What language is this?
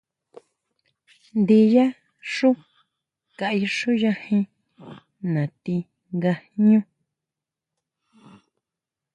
Huautla Mazatec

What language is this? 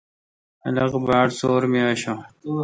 Kalkoti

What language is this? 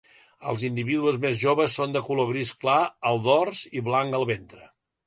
Catalan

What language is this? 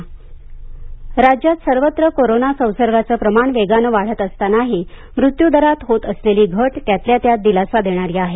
Marathi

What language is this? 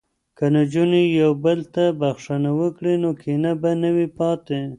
Pashto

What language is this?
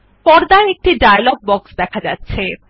Bangla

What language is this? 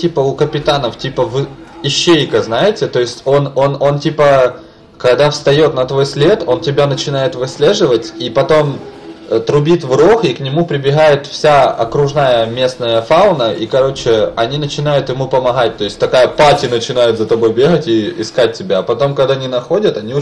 Russian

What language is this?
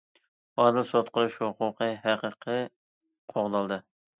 Uyghur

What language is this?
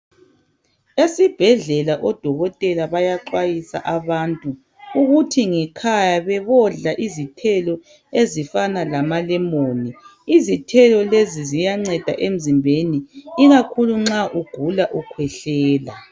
North Ndebele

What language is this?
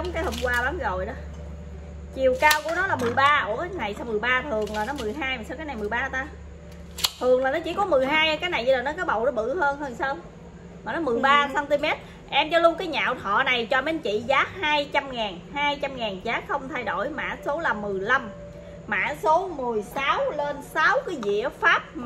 Vietnamese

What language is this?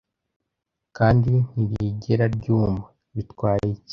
Kinyarwanda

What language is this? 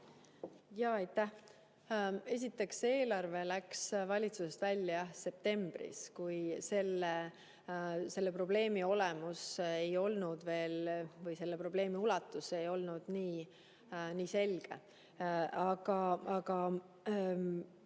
Estonian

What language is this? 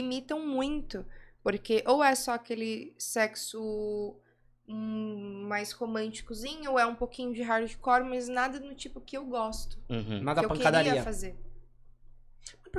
Portuguese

